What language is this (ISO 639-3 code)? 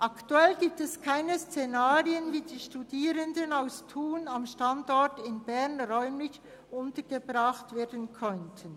gsw